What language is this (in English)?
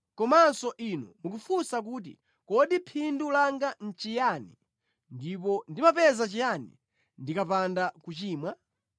Nyanja